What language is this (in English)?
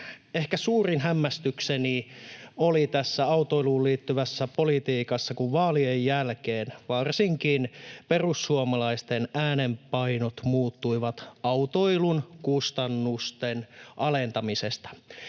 Finnish